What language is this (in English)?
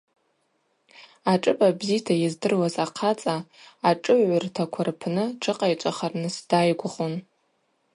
Abaza